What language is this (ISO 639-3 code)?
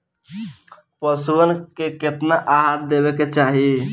bho